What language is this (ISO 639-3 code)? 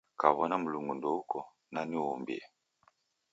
dav